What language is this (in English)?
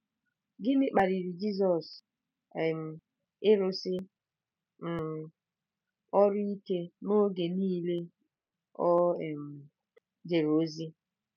Igbo